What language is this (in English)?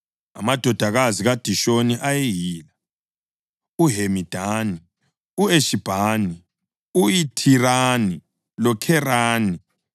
North Ndebele